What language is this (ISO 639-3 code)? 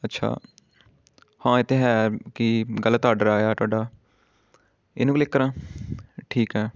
pan